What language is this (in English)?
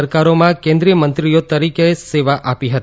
Gujarati